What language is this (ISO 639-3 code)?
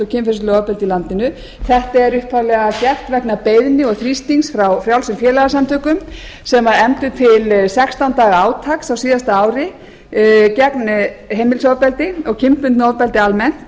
isl